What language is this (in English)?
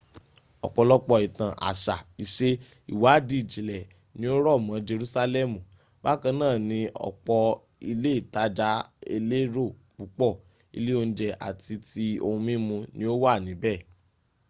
Yoruba